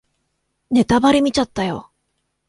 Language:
Japanese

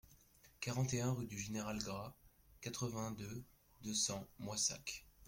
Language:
French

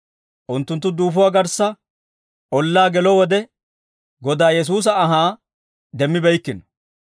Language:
Dawro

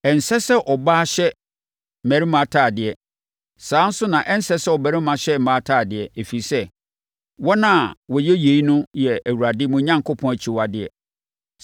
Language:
Akan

